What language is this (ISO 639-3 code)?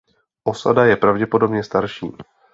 ces